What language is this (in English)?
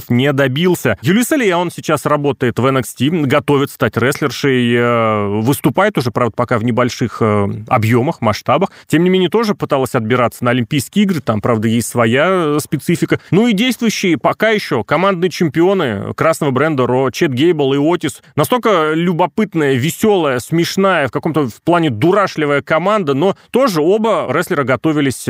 Russian